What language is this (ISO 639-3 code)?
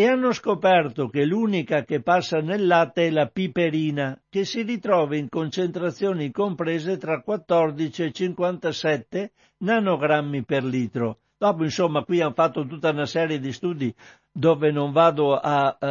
ita